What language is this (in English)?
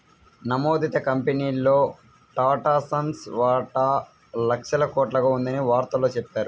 Telugu